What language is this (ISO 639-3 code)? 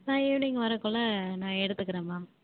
tam